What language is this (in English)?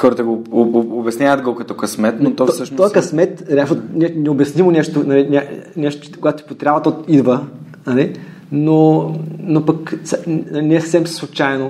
Bulgarian